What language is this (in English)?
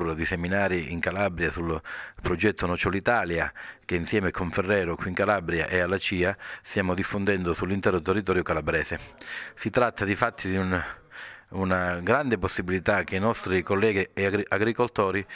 Italian